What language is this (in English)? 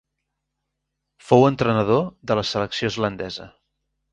Catalan